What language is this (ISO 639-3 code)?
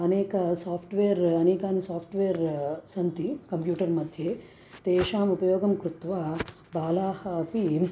san